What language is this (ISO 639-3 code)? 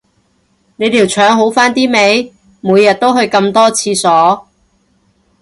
yue